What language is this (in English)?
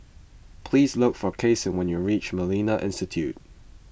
English